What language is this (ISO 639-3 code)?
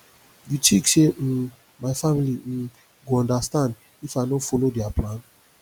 pcm